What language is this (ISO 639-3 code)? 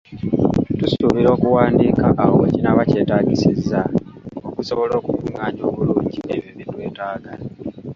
lug